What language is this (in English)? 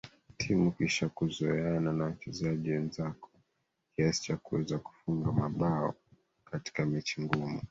Swahili